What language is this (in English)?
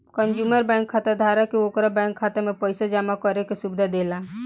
Bhojpuri